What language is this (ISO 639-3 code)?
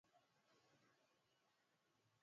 swa